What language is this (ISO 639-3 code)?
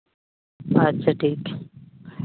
sat